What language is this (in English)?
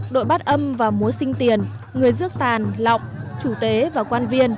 Vietnamese